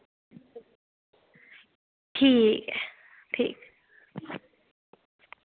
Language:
Dogri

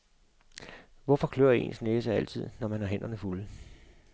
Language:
Danish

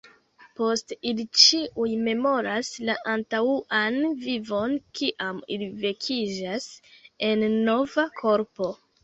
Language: Esperanto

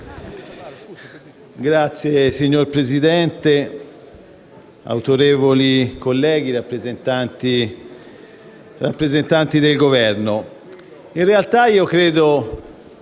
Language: Italian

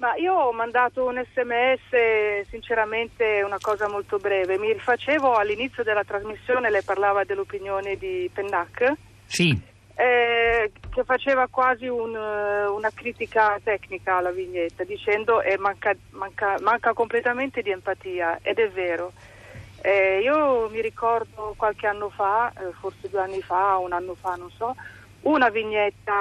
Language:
Italian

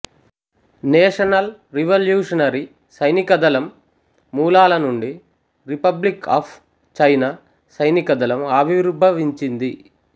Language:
Telugu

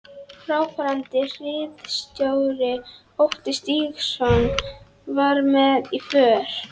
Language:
Icelandic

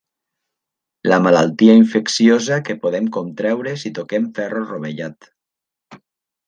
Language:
Catalan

